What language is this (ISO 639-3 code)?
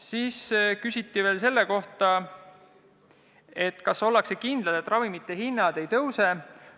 est